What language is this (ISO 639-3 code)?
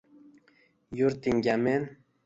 uzb